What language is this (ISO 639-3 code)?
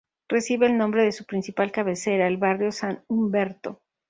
spa